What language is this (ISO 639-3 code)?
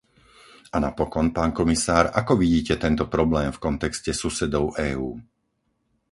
slk